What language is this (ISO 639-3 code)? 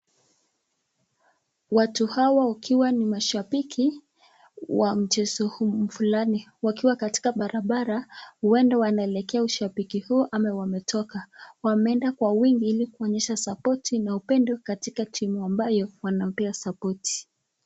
swa